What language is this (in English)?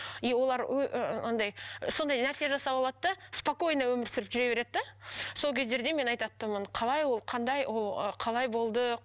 Kazakh